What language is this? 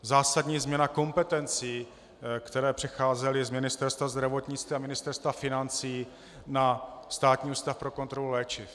Czech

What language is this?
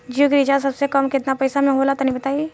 Bhojpuri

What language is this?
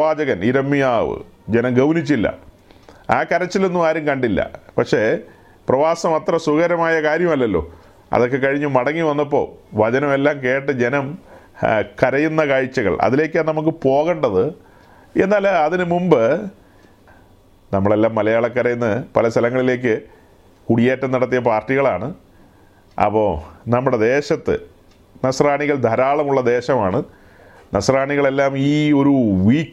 Malayalam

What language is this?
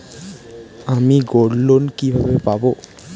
Bangla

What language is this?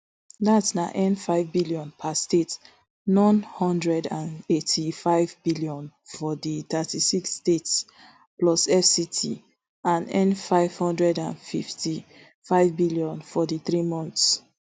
Nigerian Pidgin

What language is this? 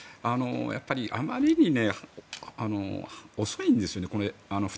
Japanese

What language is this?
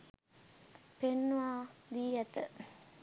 Sinhala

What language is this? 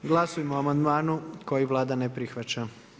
Croatian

